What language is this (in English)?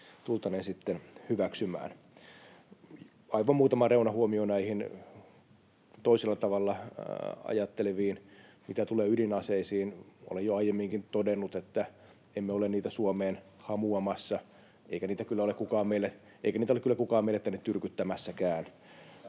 Finnish